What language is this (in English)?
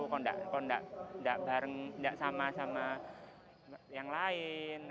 Indonesian